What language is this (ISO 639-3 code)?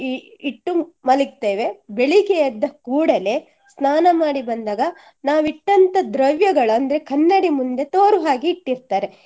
kan